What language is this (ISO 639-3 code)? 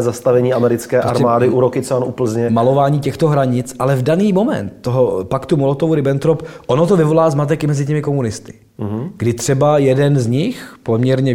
ces